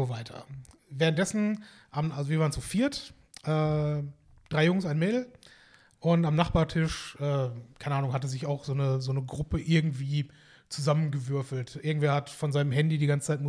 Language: German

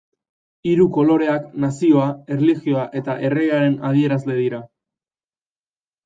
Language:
Basque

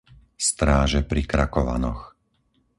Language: Slovak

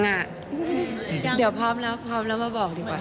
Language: Thai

